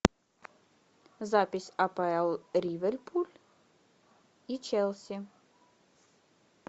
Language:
Russian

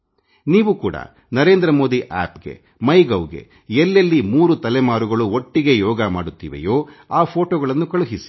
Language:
Kannada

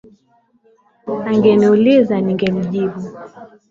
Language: Swahili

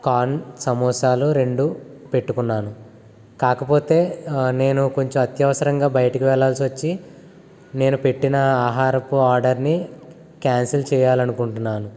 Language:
Telugu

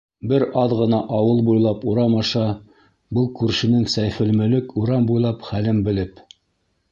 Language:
Bashkir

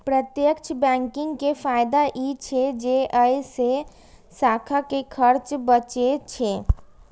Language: Maithili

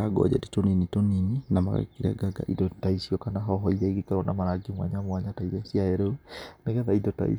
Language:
Kikuyu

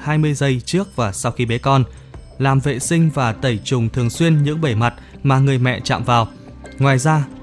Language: Vietnamese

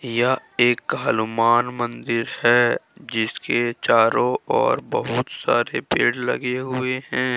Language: Hindi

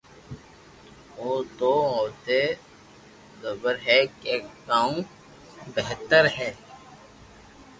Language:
Loarki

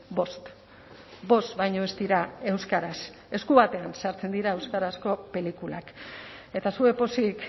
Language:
Basque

